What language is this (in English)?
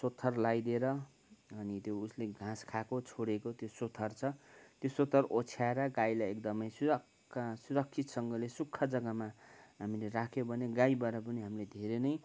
Nepali